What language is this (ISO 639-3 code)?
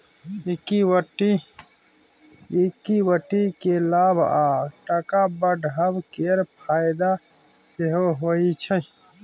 mai